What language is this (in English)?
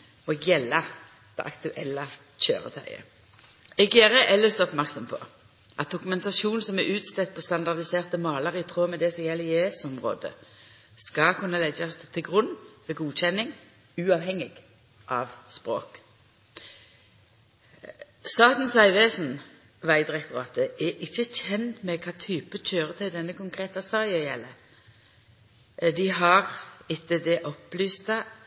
Norwegian Nynorsk